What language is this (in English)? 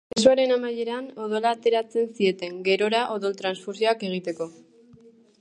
Basque